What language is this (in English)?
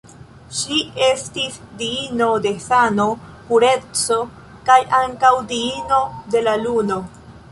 Esperanto